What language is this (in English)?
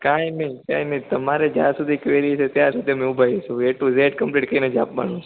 Gujarati